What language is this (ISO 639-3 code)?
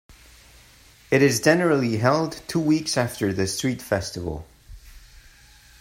eng